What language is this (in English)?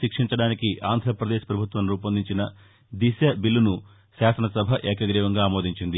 Telugu